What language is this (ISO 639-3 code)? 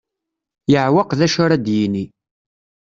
kab